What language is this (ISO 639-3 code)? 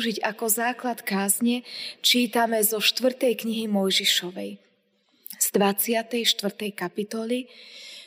slk